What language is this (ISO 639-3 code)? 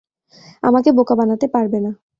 ben